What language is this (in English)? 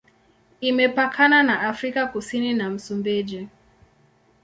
Swahili